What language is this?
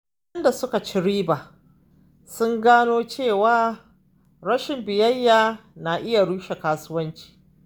Hausa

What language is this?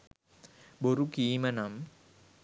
Sinhala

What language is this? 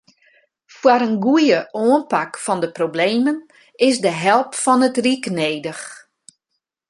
Western Frisian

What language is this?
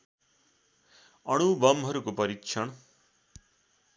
Nepali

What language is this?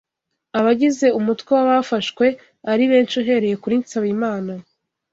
Kinyarwanda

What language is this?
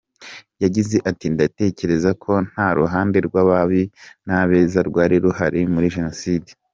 Kinyarwanda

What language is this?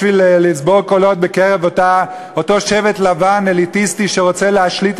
Hebrew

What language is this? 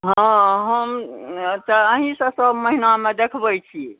Maithili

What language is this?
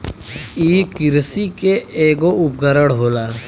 Bhojpuri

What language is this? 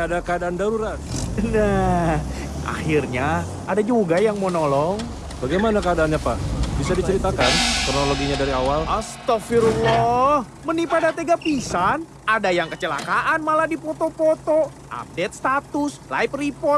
Indonesian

